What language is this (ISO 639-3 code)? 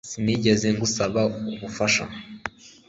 kin